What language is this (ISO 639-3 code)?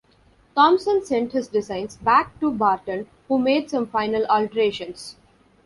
eng